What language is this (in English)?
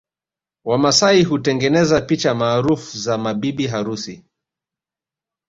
Swahili